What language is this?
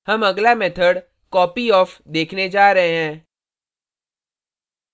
Hindi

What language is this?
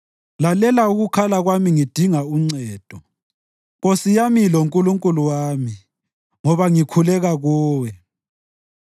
North Ndebele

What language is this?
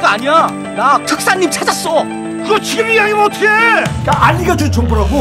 Korean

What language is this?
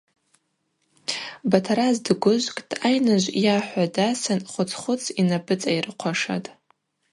Abaza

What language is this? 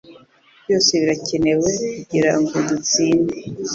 Kinyarwanda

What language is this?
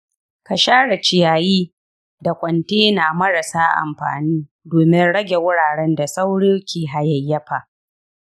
Hausa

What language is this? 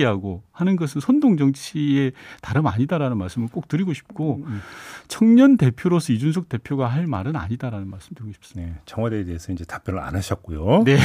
Korean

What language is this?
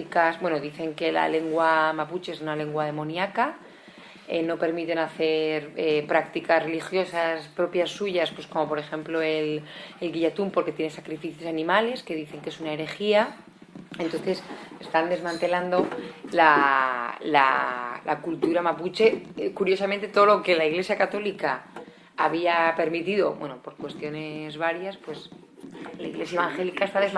Spanish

